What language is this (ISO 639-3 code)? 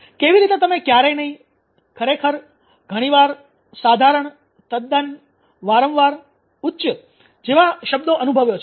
guj